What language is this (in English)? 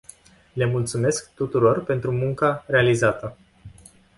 Romanian